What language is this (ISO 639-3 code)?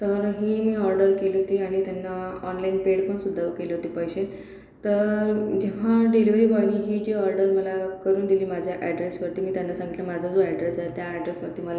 mar